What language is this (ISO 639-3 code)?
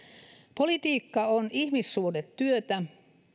fin